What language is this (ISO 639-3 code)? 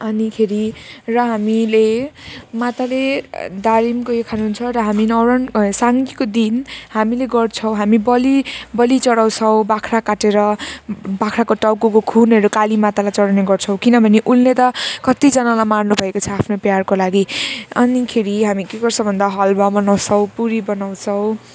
nep